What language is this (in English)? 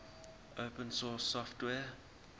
English